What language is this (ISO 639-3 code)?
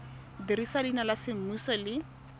tsn